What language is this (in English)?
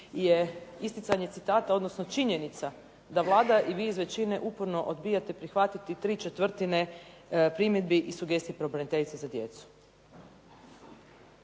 Croatian